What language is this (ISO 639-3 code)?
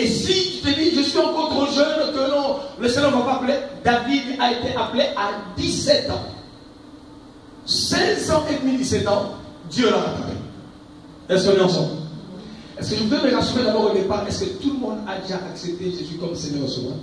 fra